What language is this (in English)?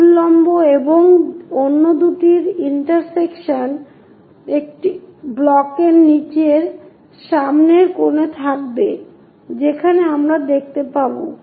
Bangla